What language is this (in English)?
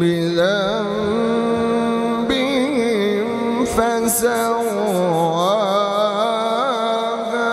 Arabic